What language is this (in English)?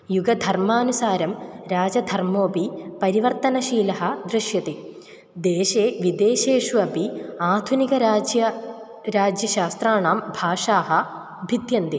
Sanskrit